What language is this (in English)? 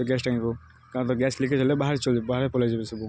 Odia